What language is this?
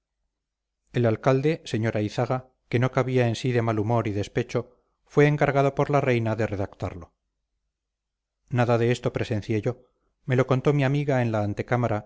Spanish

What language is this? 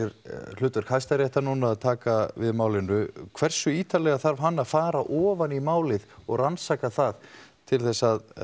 Icelandic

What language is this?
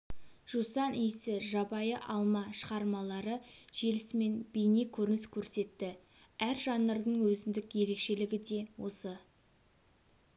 Kazakh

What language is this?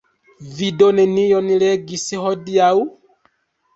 Esperanto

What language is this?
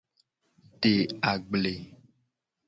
Gen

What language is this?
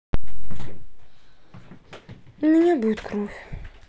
Russian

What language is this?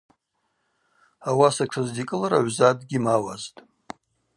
Abaza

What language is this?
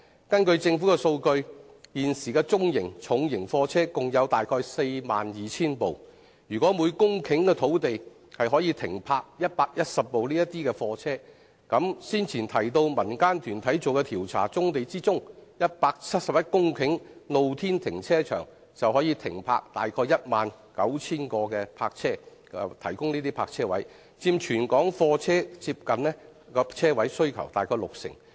Cantonese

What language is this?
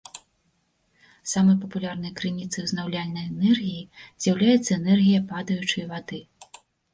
Belarusian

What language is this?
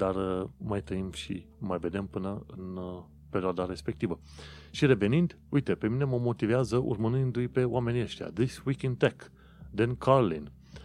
Romanian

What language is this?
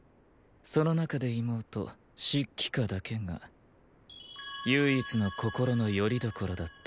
Japanese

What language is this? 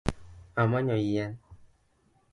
Luo (Kenya and Tanzania)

